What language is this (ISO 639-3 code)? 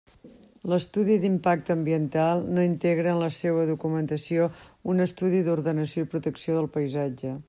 cat